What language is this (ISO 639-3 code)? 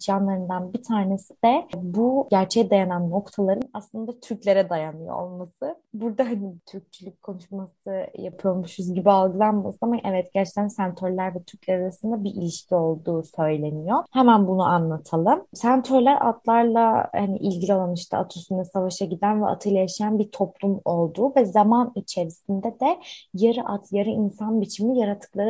tur